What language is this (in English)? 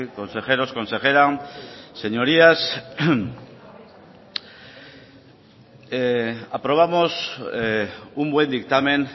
Spanish